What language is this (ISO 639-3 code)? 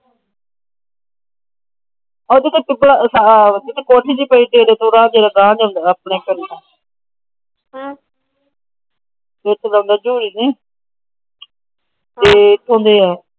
pan